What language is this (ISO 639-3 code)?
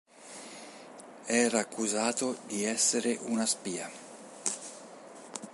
ita